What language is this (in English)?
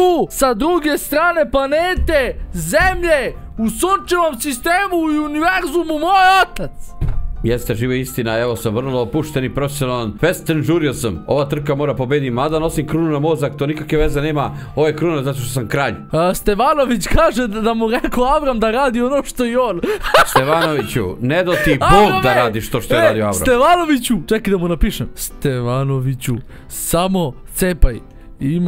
Romanian